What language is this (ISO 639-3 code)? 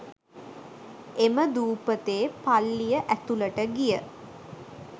sin